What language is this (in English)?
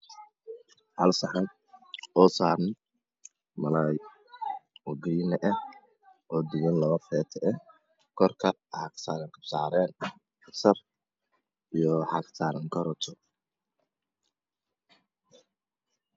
Somali